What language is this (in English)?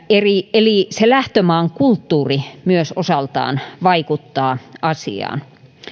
Finnish